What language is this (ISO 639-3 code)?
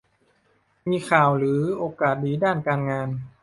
tha